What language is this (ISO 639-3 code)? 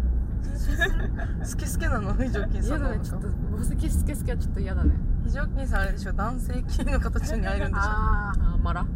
jpn